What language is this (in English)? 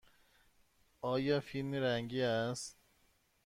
Persian